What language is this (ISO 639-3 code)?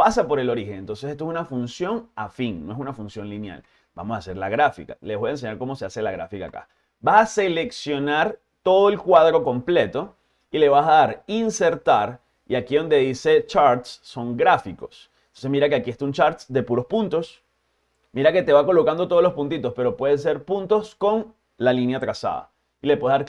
spa